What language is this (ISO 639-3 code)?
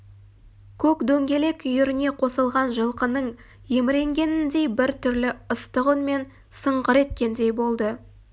kaz